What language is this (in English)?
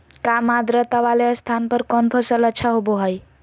Magahi